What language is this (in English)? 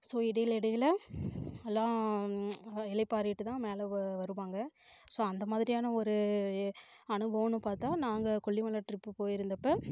Tamil